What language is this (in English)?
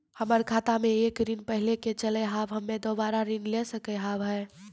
Maithili